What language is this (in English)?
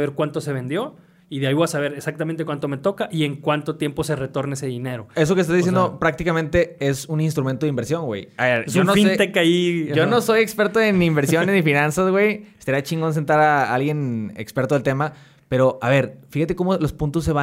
Spanish